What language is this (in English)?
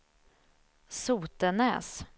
Swedish